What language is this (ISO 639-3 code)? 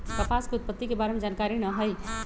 mag